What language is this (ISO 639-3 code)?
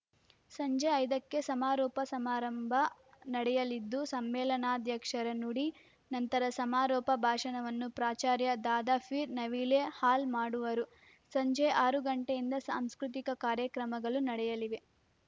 kan